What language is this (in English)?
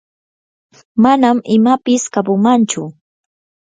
Yanahuanca Pasco Quechua